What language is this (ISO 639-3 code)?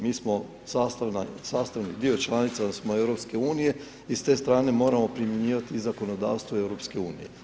hrv